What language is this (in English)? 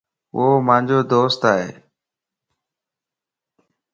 Lasi